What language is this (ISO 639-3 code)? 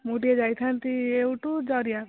ori